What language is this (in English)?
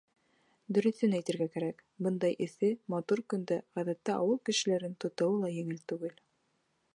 Bashkir